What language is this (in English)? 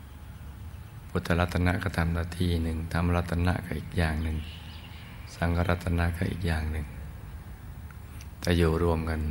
Thai